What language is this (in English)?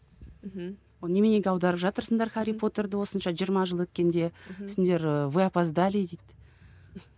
Kazakh